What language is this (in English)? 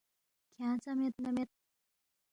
Balti